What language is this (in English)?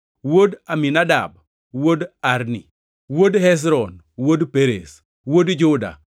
Luo (Kenya and Tanzania)